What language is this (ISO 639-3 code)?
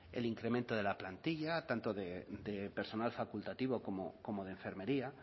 spa